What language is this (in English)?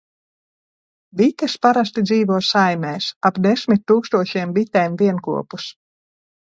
Latvian